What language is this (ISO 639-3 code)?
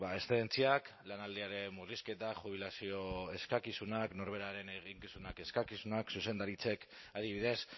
eus